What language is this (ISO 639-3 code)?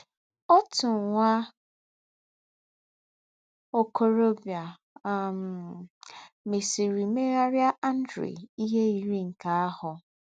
ibo